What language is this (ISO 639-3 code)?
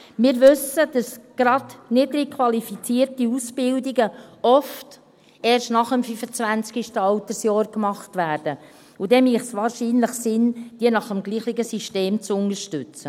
gsw